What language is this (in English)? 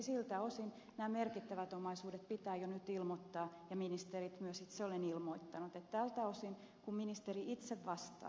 Finnish